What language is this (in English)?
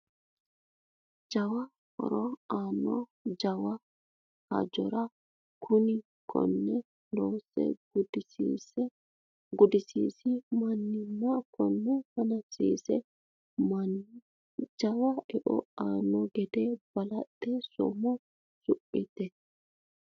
Sidamo